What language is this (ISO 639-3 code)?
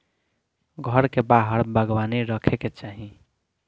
bho